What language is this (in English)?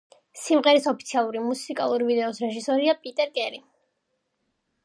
Georgian